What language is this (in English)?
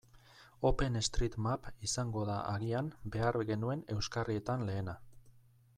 Basque